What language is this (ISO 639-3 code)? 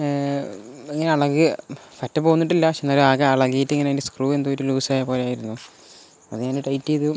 mal